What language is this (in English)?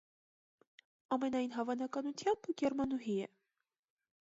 Armenian